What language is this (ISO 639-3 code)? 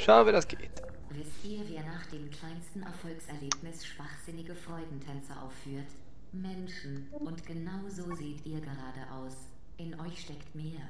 deu